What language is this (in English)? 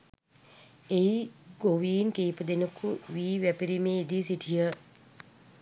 Sinhala